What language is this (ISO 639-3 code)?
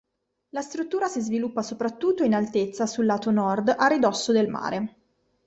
ita